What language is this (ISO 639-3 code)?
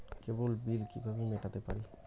ben